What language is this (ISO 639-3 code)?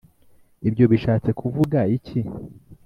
kin